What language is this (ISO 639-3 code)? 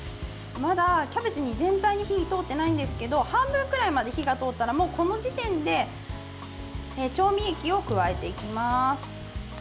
jpn